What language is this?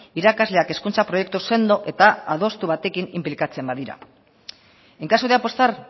Basque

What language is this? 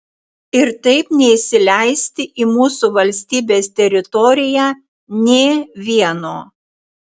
Lithuanian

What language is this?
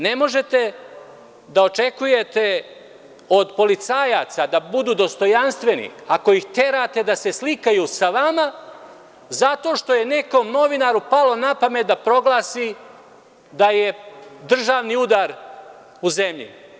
Serbian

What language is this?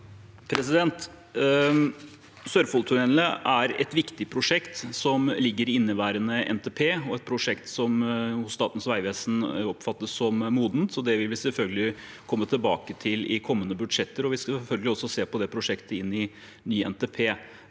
Norwegian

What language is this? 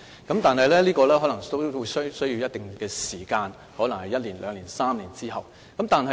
Cantonese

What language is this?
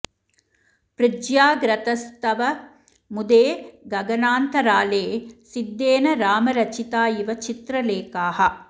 Sanskrit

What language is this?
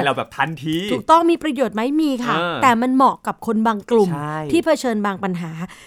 Thai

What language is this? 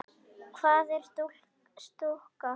Icelandic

